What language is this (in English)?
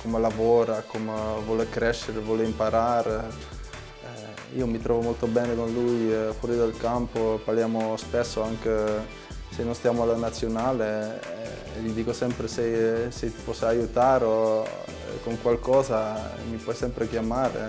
Italian